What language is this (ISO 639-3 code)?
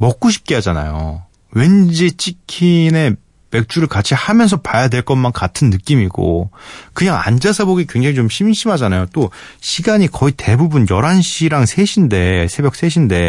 kor